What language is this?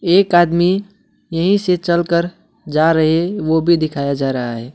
Hindi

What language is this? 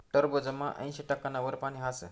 Marathi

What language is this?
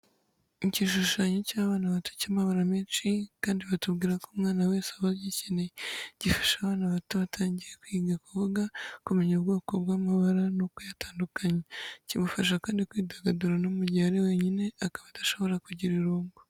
Kinyarwanda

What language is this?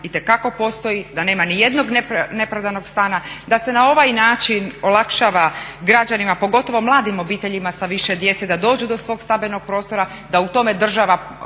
Croatian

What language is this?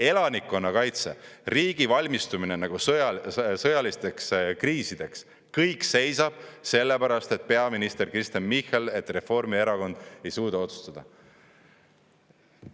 Estonian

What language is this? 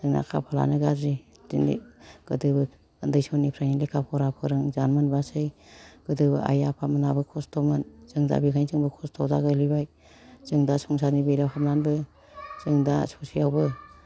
Bodo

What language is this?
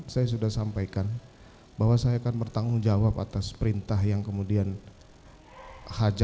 Indonesian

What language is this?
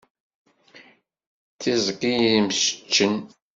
Kabyle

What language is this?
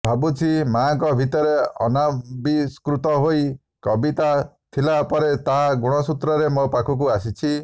Odia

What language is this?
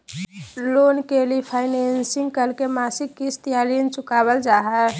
Magahi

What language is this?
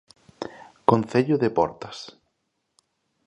Galician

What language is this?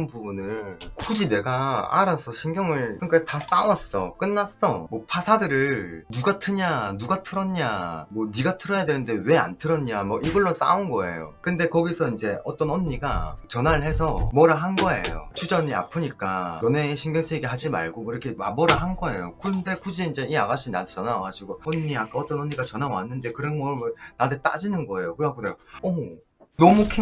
Korean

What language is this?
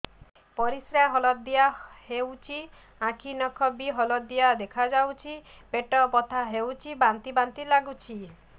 Odia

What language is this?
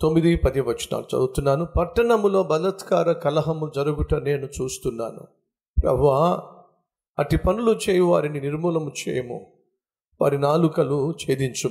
Telugu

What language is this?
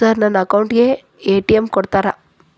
Kannada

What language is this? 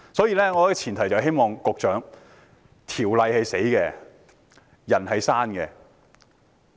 Cantonese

